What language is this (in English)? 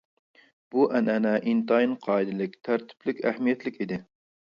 Uyghur